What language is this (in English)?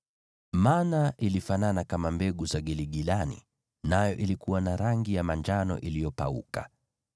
Swahili